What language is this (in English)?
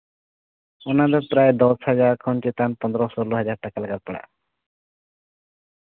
Santali